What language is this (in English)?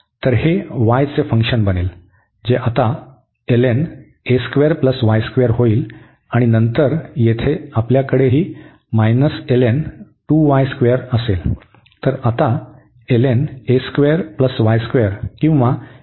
Marathi